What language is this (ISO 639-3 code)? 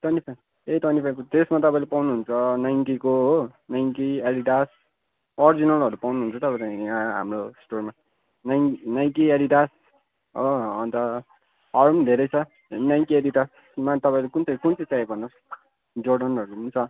nep